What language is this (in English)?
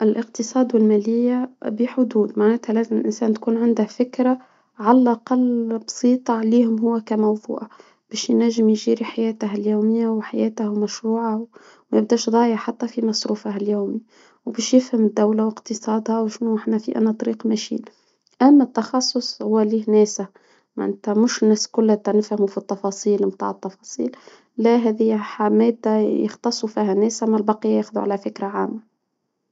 Tunisian Arabic